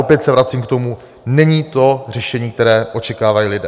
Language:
Czech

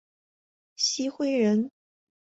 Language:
Chinese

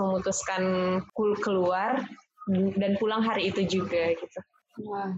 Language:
Indonesian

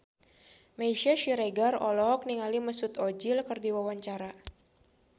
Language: Sundanese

